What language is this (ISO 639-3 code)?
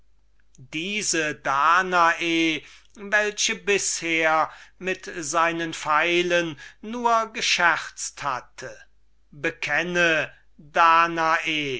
deu